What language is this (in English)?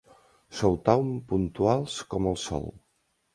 Catalan